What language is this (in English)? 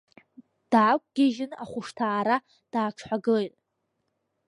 Abkhazian